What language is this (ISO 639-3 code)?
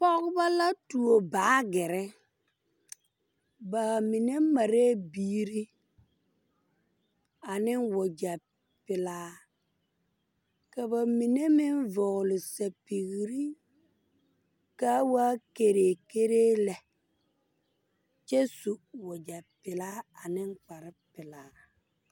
dga